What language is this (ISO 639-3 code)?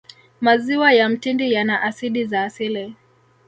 swa